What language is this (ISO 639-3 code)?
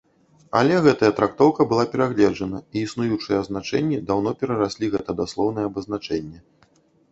bel